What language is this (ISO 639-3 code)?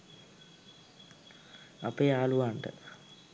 sin